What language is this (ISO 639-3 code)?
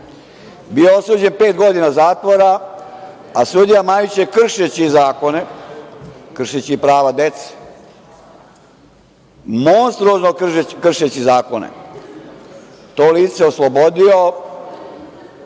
srp